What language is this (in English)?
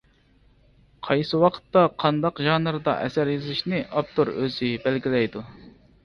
Uyghur